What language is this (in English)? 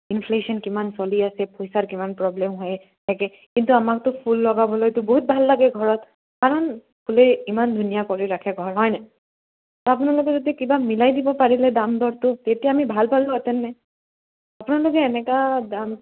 Assamese